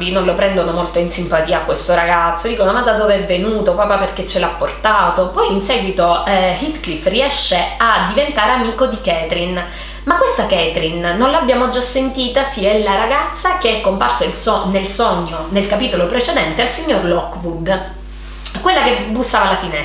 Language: Italian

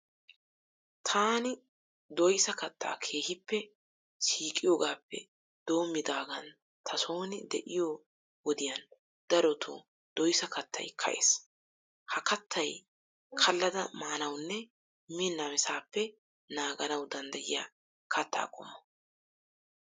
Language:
Wolaytta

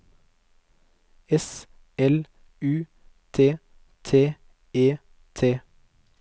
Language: Norwegian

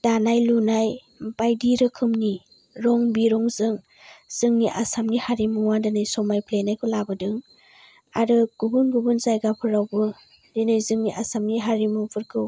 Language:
Bodo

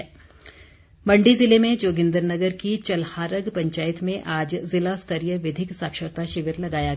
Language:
Hindi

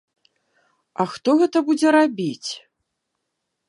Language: Belarusian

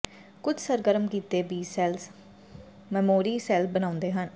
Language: Punjabi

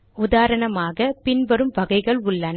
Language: Tamil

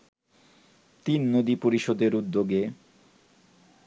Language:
Bangla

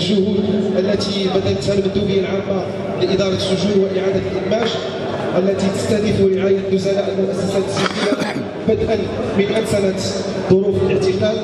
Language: Arabic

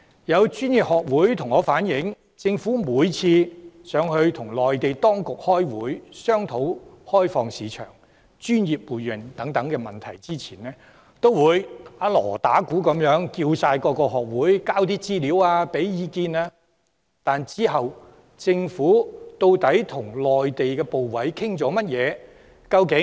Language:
Cantonese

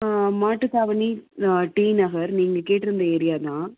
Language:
Tamil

